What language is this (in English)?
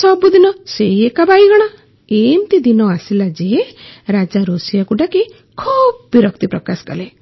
Odia